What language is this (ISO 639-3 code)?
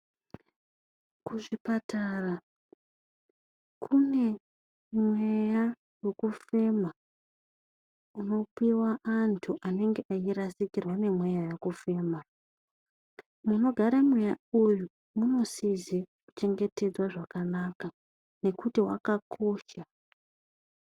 ndc